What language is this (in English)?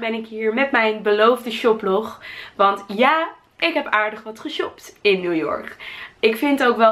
Dutch